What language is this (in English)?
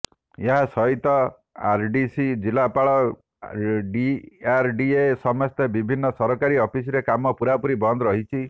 Odia